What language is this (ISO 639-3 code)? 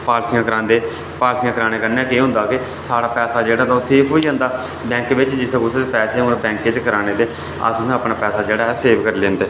doi